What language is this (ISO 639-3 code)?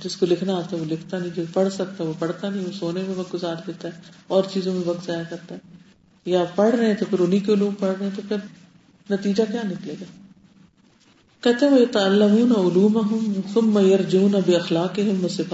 urd